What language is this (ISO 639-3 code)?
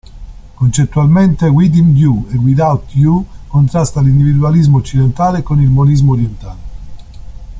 ita